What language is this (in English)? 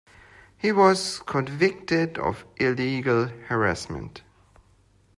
English